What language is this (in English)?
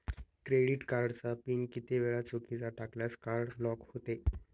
Marathi